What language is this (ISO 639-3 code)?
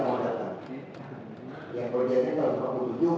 ind